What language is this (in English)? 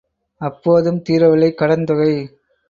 Tamil